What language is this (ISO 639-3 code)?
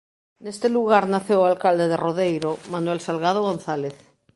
glg